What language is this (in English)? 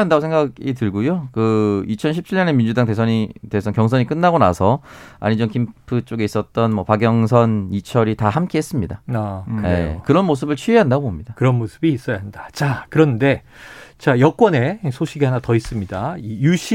Korean